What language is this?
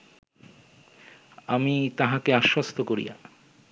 Bangla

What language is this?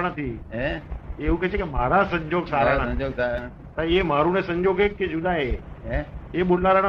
Gujarati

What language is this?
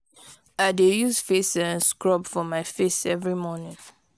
Nigerian Pidgin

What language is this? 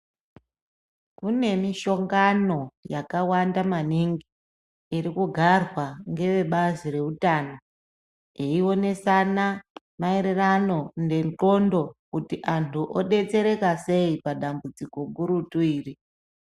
Ndau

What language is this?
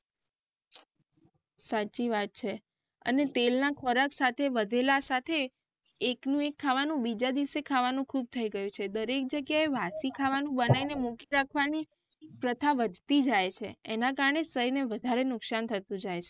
Gujarati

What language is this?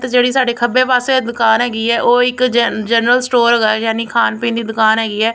Punjabi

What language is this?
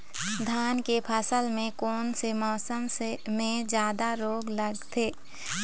Chhattisgarhi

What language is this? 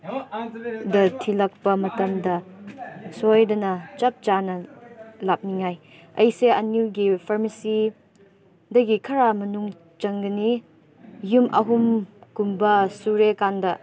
Manipuri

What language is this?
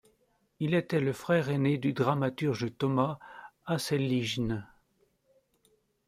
French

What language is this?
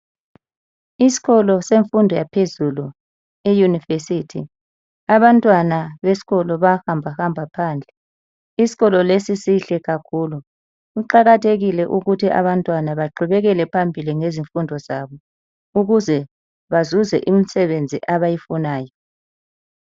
North Ndebele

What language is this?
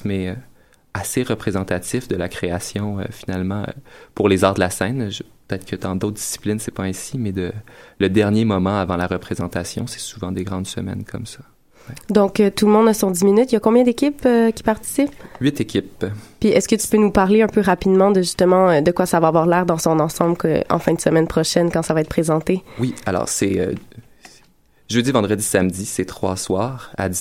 French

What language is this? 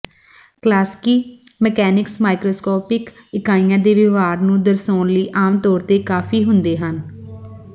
Punjabi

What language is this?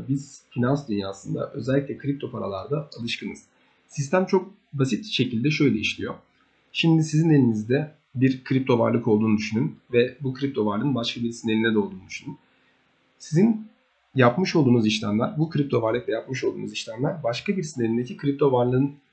Turkish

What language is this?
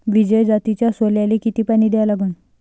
Marathi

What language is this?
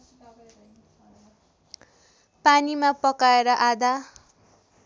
Nepali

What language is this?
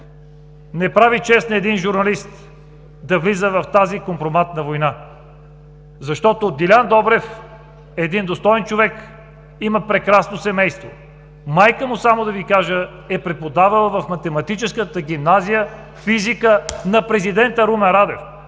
Bulgarian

